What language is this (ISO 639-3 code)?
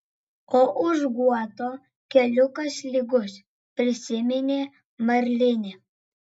lit